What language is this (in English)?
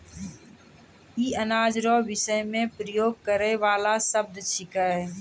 Maithili